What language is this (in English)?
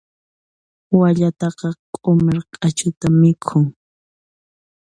Puno Quechua